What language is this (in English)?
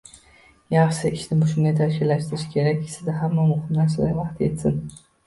Uzbek